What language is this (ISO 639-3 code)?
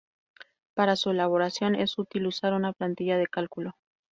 spa